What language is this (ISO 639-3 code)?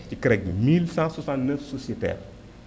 wol